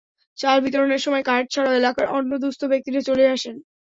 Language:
Bangla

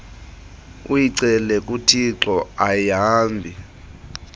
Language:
Xhosa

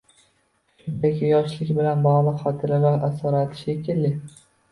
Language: Uzbek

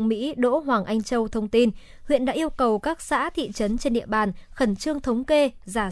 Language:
Vietnamese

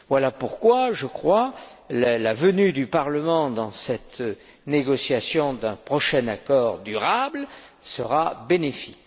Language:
French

